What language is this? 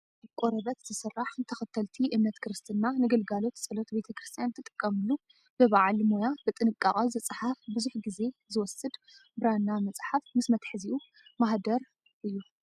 Tigrinya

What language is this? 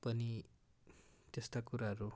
Nepali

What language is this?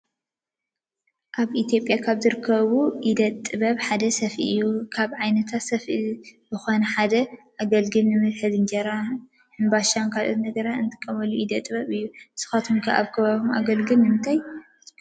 Tigrinya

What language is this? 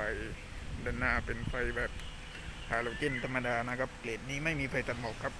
Thai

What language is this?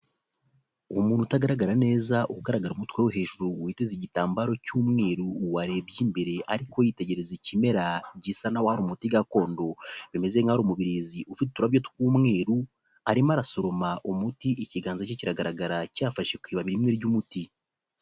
Kinyarwanda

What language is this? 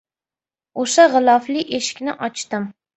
Uzbek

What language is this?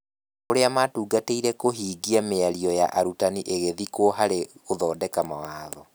Kikuyu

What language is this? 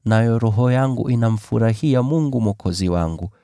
Swahili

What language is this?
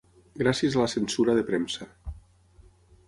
Catalan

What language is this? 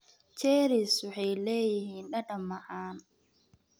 Somali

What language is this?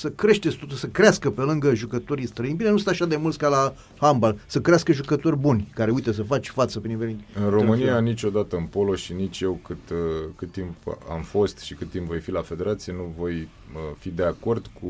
Romanian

